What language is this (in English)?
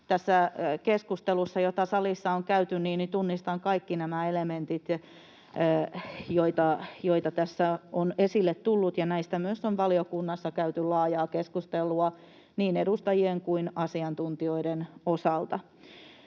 Finnish